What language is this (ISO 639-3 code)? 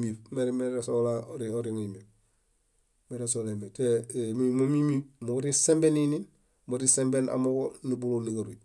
bda